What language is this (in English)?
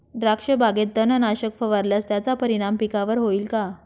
Marathi